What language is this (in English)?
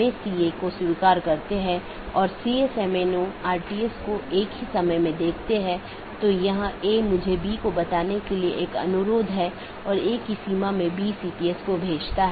Hindi